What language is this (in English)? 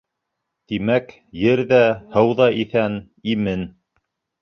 Bashkir